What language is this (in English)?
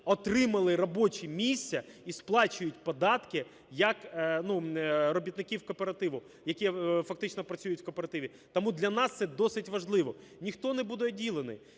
Ukrainian